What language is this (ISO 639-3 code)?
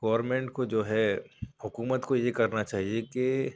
urd